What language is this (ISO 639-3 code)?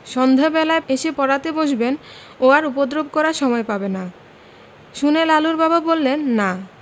ben